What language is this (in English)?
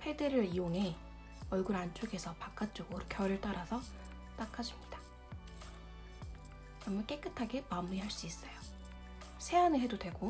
Korean